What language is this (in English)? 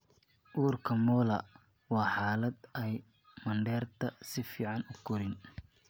Somali